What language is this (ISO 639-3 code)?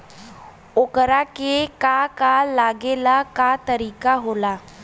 bho